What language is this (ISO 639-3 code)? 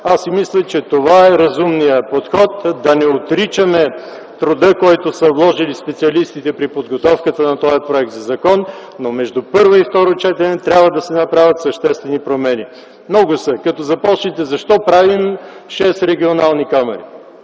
bul